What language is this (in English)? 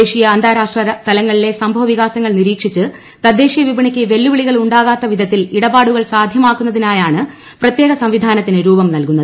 Malayalam